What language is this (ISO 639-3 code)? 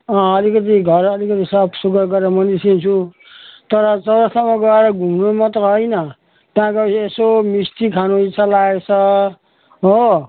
nep